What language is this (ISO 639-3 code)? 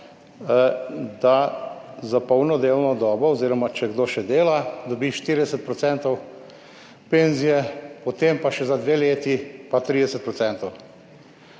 slv